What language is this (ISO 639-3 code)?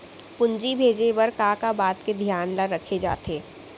hne